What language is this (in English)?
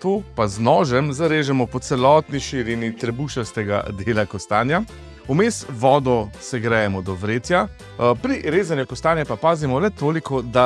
Slovenian